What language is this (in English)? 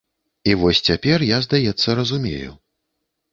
Belarusian